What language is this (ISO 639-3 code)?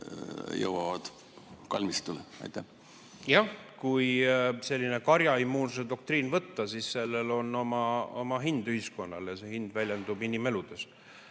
est